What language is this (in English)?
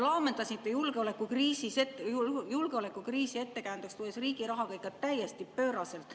Estonian